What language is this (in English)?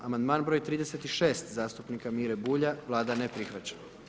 Croatian